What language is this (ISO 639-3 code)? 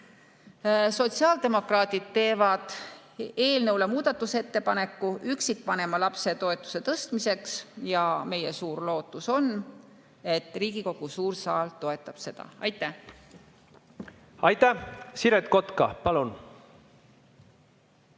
est